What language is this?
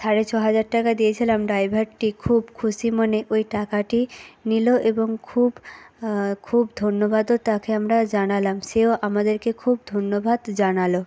Bangla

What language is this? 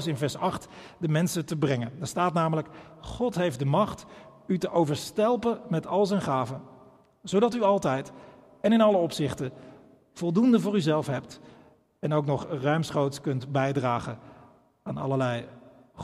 Dutch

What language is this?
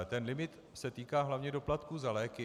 Czech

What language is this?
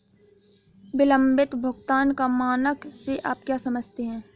Hindi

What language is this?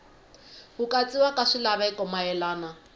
Tsonga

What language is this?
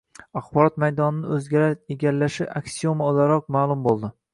Uzbek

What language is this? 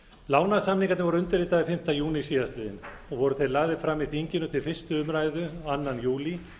Icelandic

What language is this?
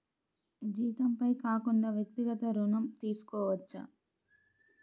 Telugu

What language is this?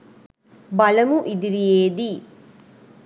Sinhala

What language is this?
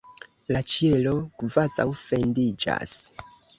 Esperanto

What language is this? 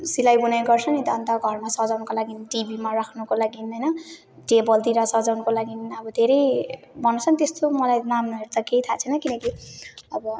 Nepali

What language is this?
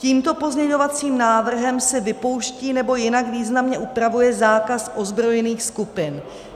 Czech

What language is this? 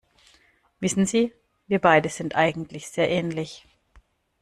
German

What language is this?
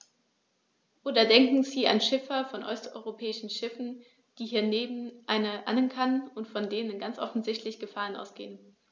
German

